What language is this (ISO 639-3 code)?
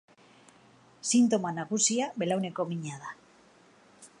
eus